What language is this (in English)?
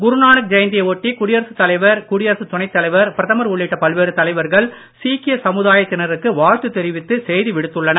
Tamil